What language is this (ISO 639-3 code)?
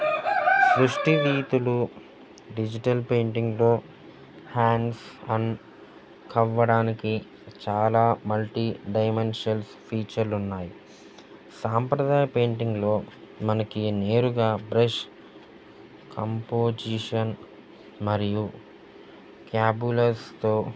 tel